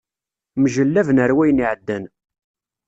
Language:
Kabyle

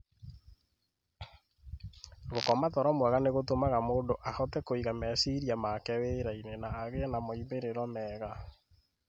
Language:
Kikuyu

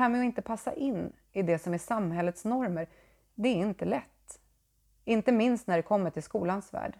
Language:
Swedish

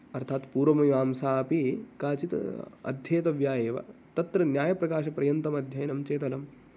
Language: Sanskrit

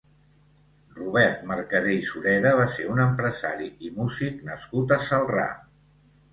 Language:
Catalan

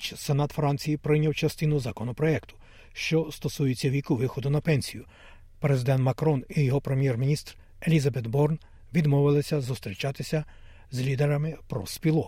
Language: Ukrainian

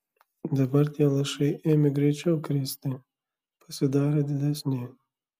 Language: Lithuanian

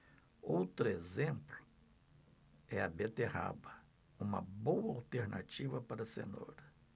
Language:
Portuguese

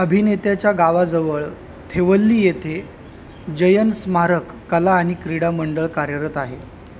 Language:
Marathi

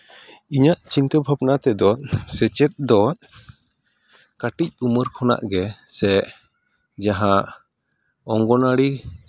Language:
Santali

